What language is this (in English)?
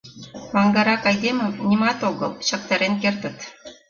Mari